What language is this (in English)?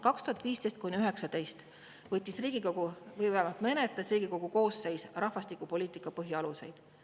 Estonian